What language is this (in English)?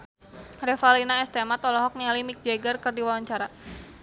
Sundanese